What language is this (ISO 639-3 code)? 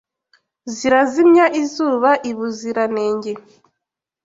kin